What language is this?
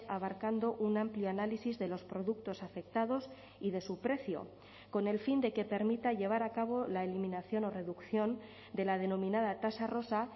Spanish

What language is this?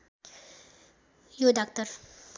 Nepali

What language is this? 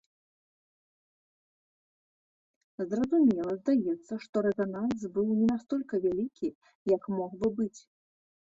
Belarusian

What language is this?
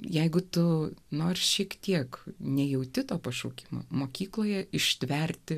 Lithuanian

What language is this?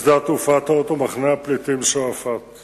Hebrew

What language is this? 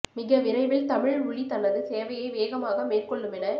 Tamil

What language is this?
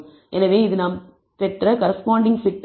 Tamil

